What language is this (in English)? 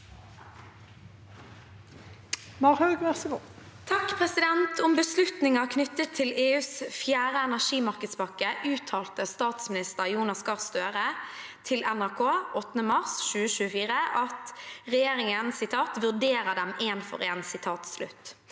Norwegian